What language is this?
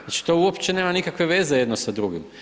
Croatian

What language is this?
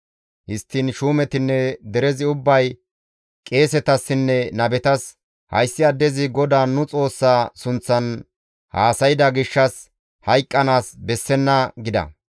Gamo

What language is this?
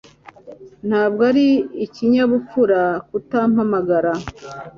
Kinyarwanda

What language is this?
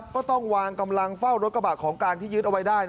Thai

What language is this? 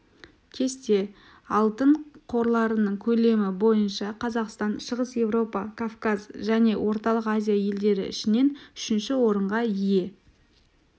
Kazakh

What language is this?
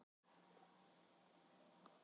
Icelandic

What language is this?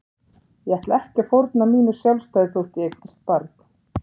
Icelandic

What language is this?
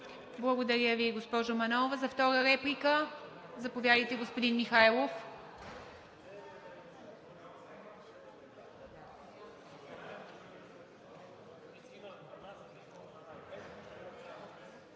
Bulgarian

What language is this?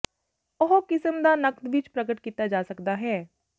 Punjabi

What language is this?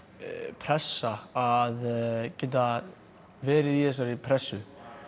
Icelandic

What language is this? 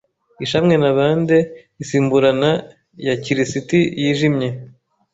Kinyarwanda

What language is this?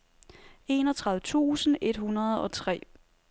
Danish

